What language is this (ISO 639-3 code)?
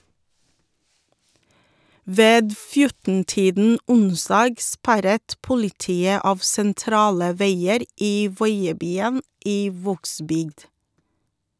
nor